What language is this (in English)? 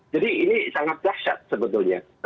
Indonesian